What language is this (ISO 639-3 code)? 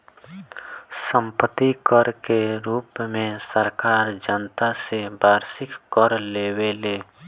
bho